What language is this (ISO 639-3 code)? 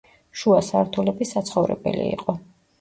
kat